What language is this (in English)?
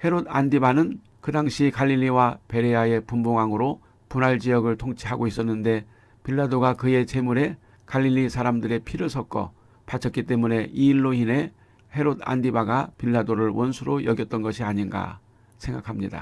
Korean